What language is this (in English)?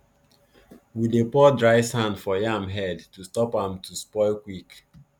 Nigerian Pidgin